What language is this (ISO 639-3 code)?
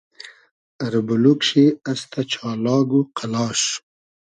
haz